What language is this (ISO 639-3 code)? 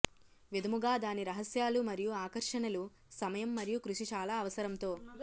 tel